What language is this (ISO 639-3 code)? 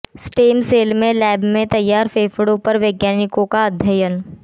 hin